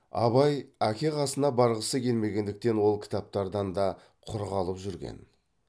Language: Kazakh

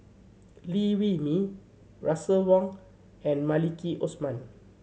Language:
English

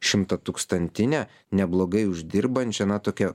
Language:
Lithuanian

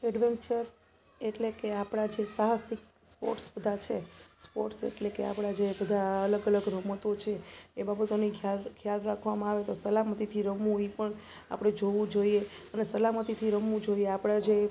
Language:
Gujarati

